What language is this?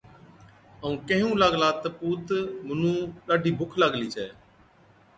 Od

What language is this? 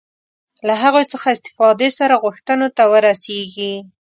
Pashto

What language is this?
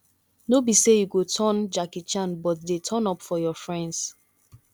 Nigerian Pidgin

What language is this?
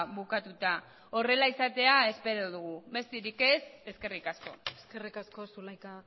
Basque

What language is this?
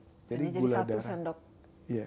Indonesian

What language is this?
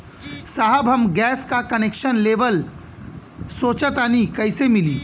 Bhojpuri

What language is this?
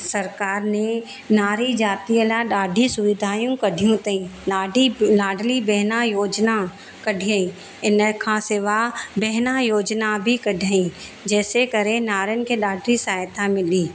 Sindhi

